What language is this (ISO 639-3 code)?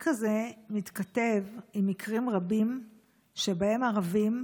heb